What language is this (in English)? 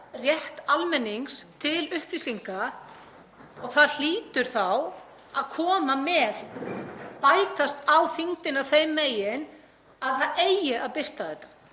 Icelandic